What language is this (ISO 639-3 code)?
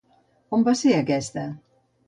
cat